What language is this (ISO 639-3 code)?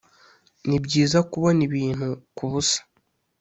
kin